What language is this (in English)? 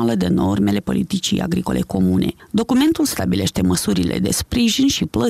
Romanian